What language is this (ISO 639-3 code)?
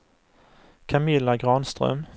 swe